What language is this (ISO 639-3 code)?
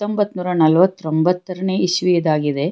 kan